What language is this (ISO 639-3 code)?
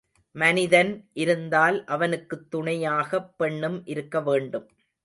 tam